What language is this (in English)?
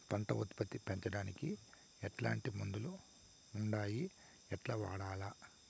Telugu